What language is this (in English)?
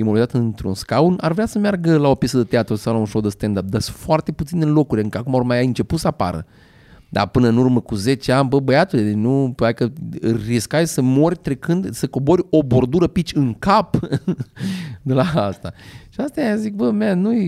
Romanian